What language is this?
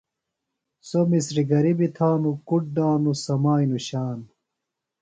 Phalura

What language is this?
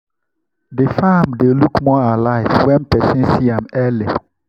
Nigerian Pidgin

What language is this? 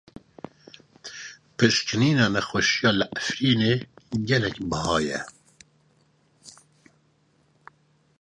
Kurdish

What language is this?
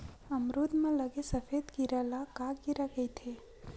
Chhattisgarhi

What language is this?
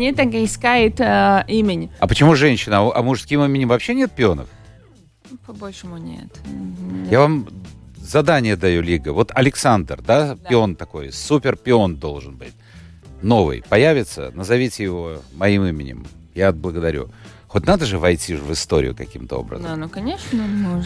Russian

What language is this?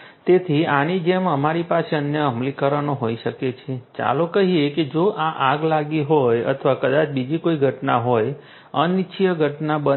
Gujarati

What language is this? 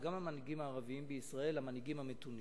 Hebrew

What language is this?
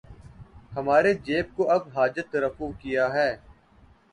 Urdu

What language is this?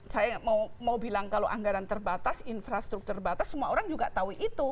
Indonesian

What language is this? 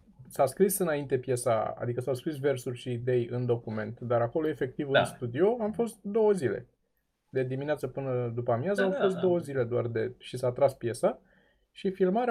Romanian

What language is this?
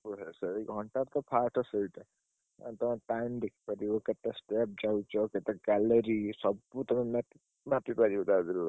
Odia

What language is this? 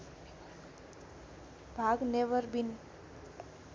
Nepali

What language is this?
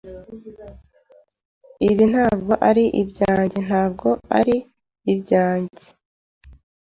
Kinyarwanda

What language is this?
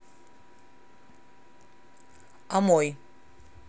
Russian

